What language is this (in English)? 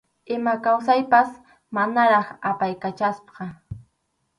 Arequipa-La Unión Quechua